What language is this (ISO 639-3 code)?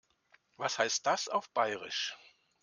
deu